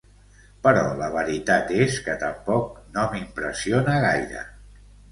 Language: Catalan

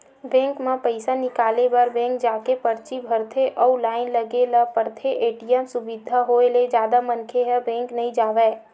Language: Chhattisgarhi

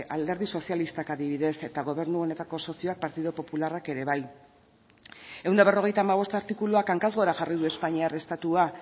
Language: Basque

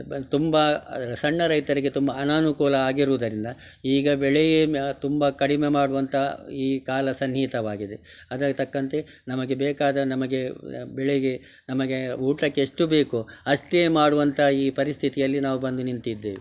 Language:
Kannada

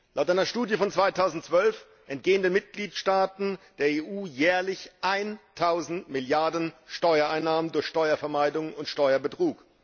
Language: German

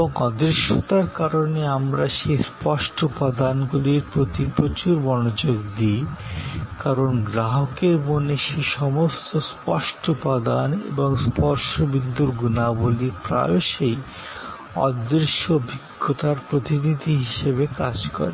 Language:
Bangla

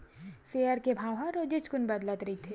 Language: Chhattisgarhi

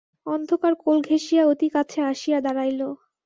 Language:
Bangla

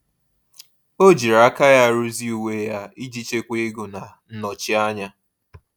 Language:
Igbo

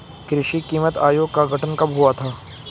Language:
Hindi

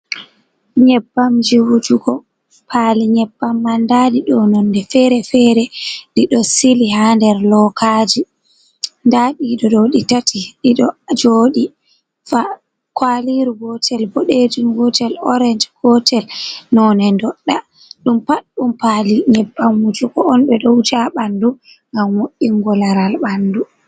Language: Fula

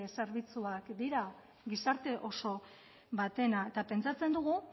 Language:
Basque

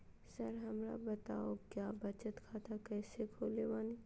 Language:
Magahi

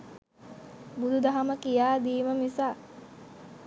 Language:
Sinhala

